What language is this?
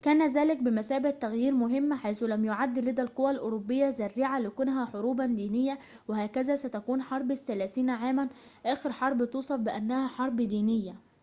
Arabic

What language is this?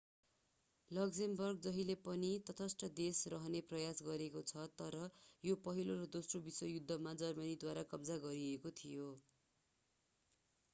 Nepali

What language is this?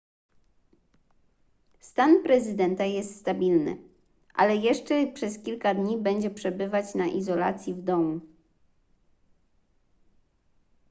Polish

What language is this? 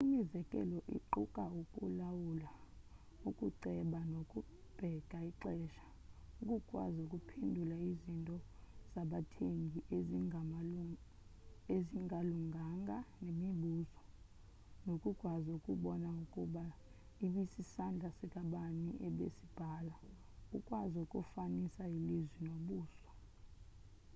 Xhosa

